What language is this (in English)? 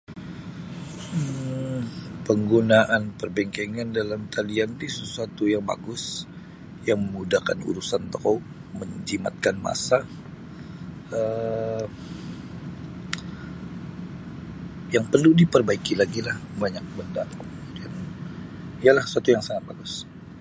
Sabah Bisaya